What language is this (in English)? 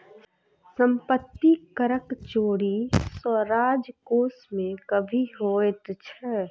Maithili